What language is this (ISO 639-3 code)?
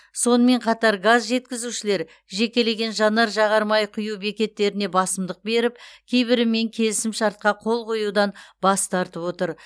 kaz